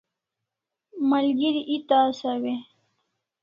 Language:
Kalasha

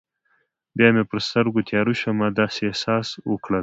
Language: Pashto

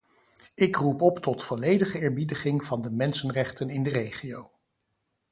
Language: Dutch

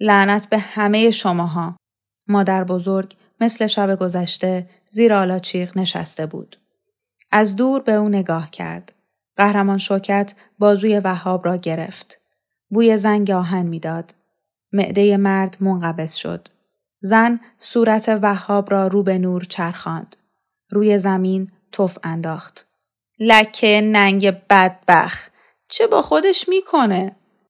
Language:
Persian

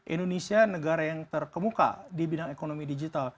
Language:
Indonesian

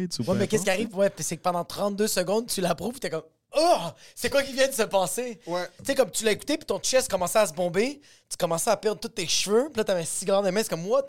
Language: French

